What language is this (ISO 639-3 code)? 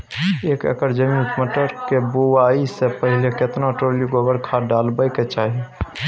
mai